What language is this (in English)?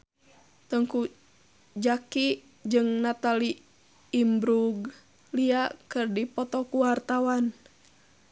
Sundanese